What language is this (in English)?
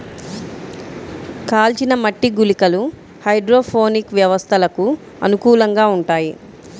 Telugu